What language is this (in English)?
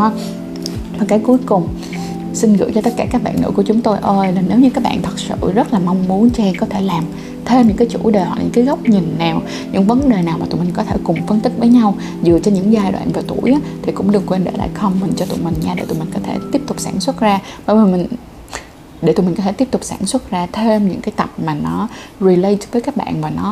Vietnamese